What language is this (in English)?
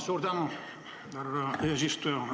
Estonian